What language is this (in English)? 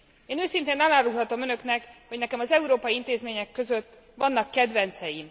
Hungarian